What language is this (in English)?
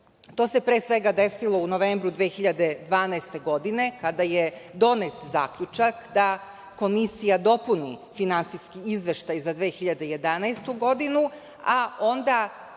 Serbian